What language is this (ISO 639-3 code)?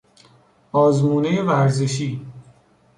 fas